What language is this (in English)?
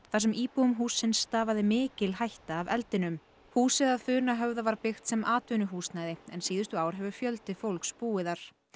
Icelandic